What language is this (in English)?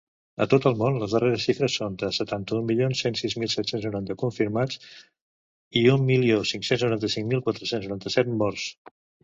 Catalan